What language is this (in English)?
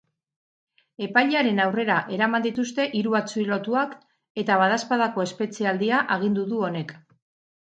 Basque